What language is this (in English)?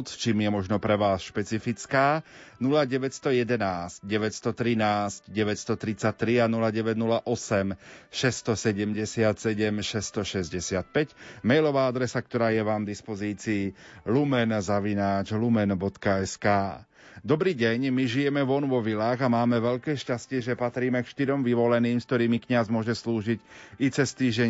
Slovak